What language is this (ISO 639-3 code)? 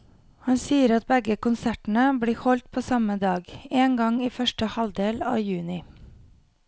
nor